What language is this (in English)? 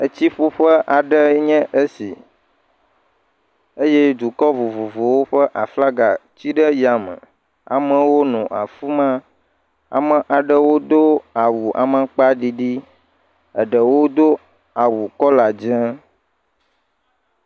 Ewe